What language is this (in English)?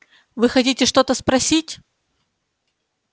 Russian